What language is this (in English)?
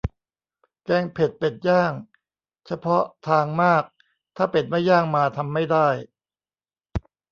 Thai